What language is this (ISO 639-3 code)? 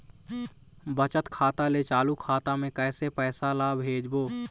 hne